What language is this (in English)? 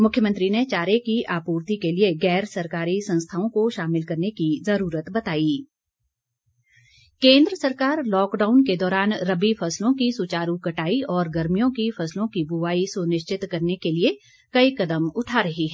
Hindi